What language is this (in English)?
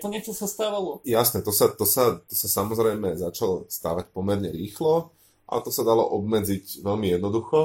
Slovak